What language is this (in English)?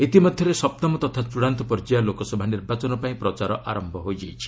Odia